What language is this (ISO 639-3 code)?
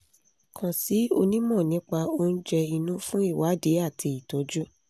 yor